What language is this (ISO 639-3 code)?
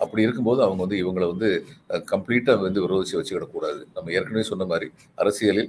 tam